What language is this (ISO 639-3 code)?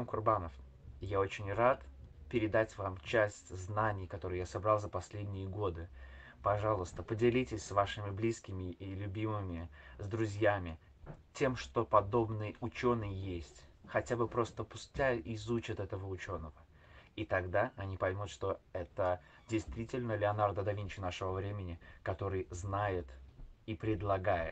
rus